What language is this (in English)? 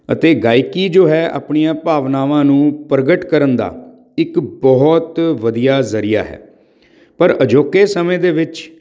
Punjabi